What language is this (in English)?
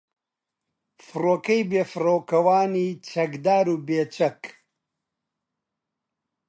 Central Kurdish